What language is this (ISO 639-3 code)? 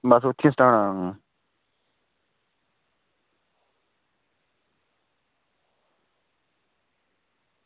doi